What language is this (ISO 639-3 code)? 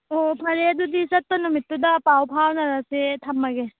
mni